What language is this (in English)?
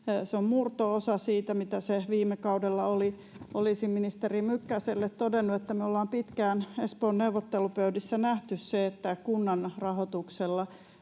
Finnish